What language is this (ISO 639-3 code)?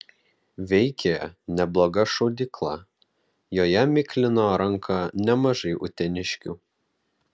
lit